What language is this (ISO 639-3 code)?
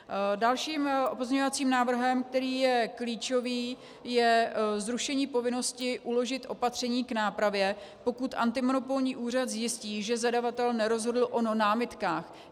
ces